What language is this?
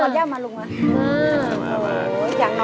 Thai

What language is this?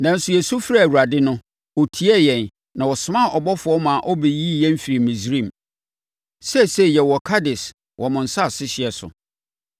Akan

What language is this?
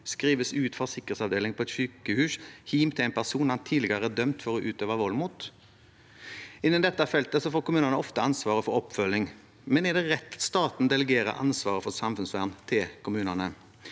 Norwegian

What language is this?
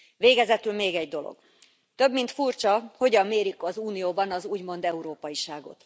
Hungarian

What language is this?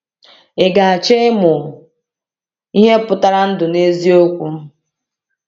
Igbo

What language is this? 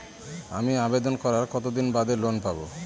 Bangla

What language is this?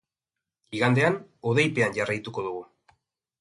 Basque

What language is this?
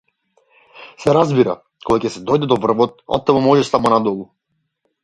Macedonian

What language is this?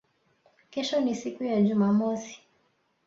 Swahili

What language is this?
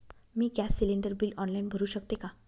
Marathi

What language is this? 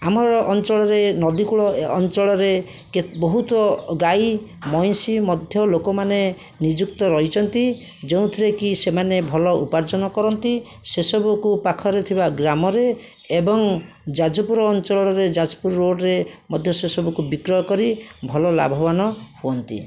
Odia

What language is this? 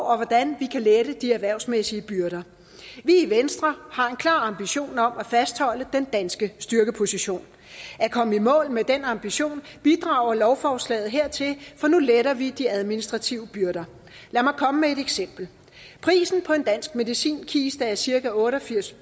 Danish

